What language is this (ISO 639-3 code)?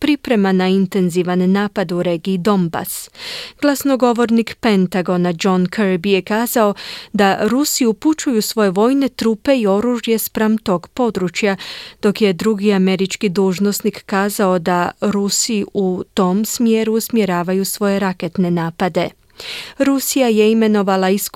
hrv